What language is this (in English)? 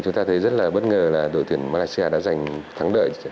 Vietnamese